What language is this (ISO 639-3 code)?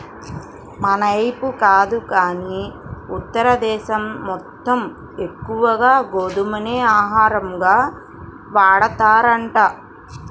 tel